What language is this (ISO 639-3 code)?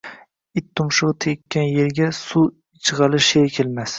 uzb